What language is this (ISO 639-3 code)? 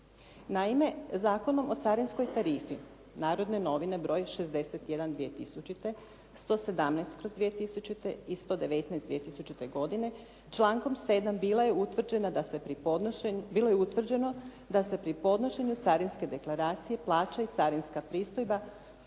hrv